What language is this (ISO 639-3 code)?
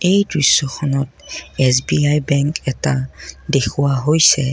asm